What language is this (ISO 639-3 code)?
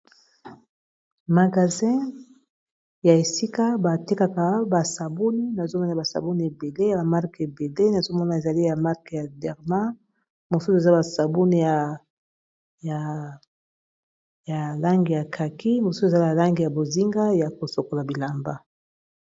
lin